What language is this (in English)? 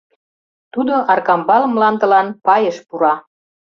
Mari